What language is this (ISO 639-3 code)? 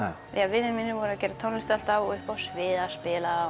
isl